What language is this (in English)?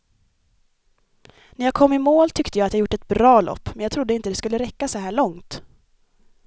Swedish